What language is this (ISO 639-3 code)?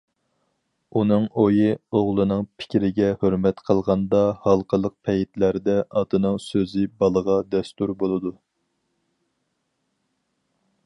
uig